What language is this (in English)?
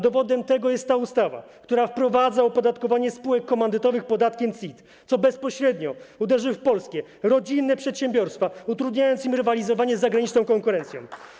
Polish